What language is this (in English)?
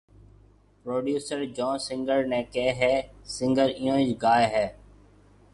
Marwari (Pakistan)